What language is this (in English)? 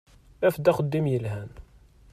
Kabyle